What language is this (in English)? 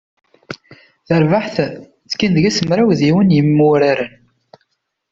Kabyle